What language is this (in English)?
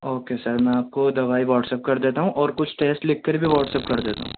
Urdu